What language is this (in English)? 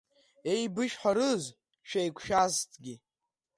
Abkhazian